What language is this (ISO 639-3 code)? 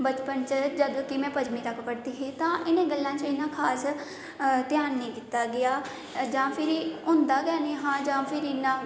doi